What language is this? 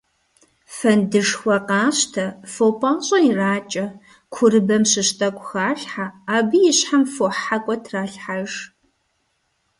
Kabardian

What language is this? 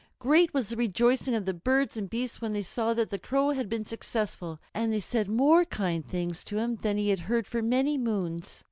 English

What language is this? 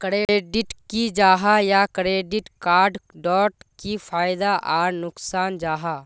Magahi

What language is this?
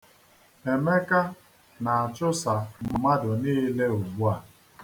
Igbo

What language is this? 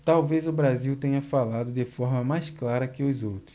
Portuguese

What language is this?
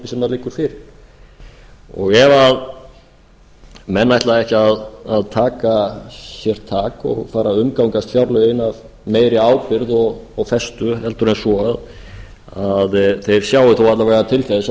Icelandic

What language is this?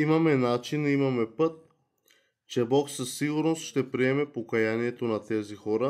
Bulgarian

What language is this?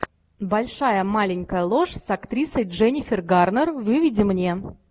Russian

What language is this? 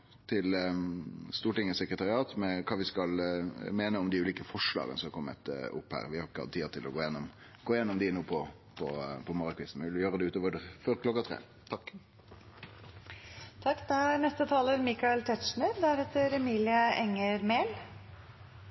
Norwegian Nynorsk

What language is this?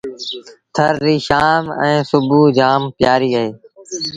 Sindhi Bhil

